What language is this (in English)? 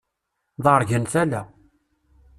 Kabyle